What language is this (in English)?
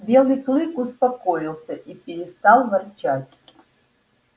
Russian